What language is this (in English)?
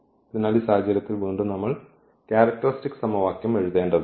Malayalam